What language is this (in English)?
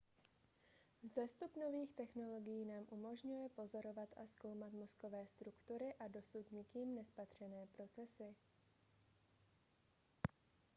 Czech